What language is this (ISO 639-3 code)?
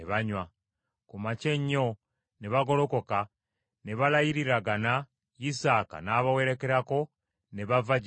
lug